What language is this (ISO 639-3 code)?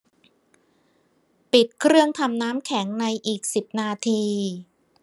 tha